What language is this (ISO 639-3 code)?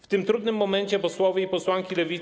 pol